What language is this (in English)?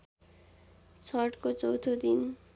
Nepali